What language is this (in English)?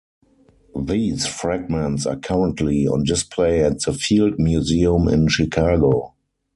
English